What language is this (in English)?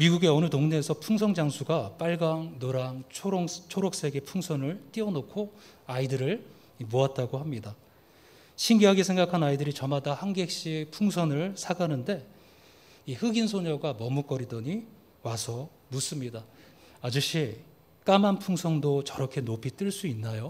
Korean